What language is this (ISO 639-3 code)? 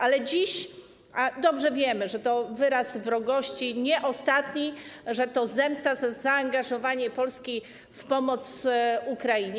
pol